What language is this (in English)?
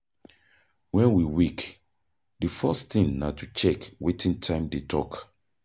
Nigerian Pidgin